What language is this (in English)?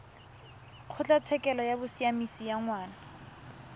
Tswana